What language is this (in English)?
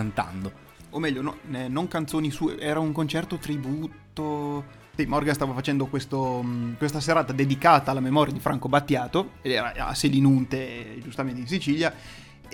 Italian